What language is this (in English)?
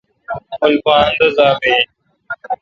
Kalkoti